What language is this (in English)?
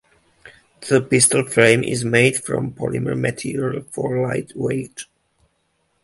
English